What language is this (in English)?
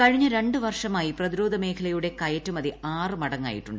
Malayalam